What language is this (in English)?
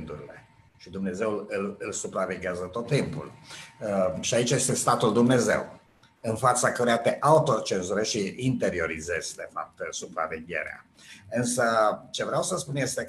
Romanian